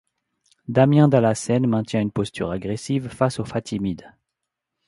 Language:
French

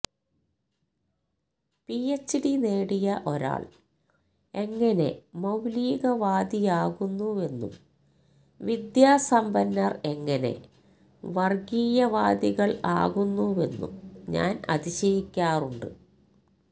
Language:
Malayalam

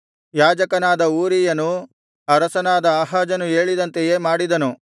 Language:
Kannada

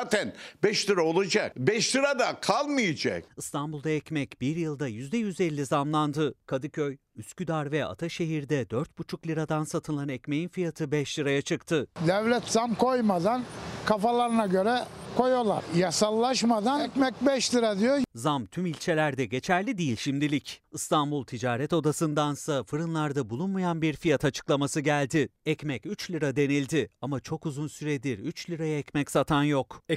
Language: Turkish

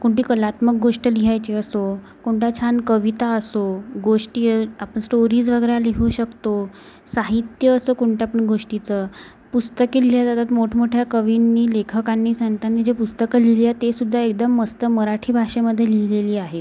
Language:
Marathi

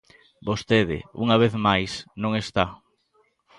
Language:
Galician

